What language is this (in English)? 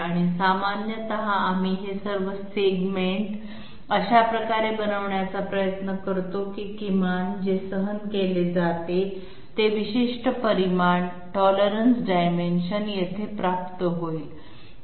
Marathi